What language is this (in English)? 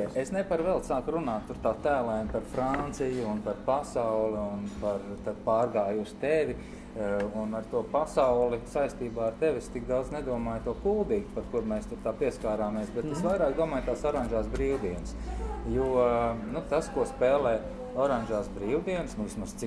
Latvian